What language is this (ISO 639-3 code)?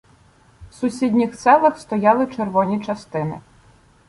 ukr